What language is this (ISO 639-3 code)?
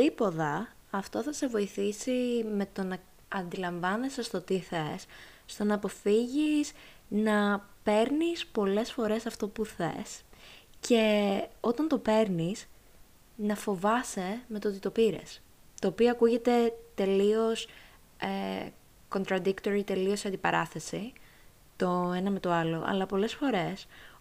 ell